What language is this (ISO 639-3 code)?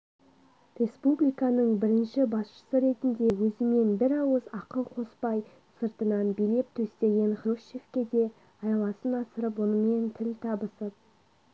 kaz